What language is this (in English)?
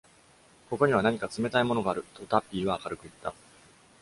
Japanese